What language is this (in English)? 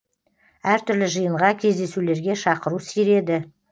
Kazakh